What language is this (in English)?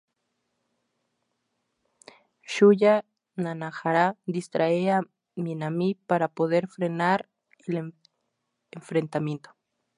Spanish